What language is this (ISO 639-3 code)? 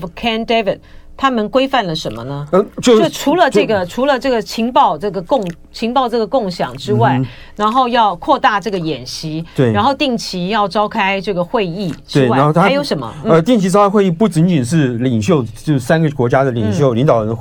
zho